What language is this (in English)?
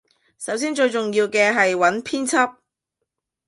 Cantonese